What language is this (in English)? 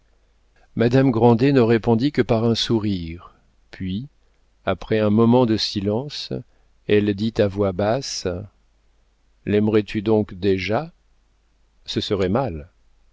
French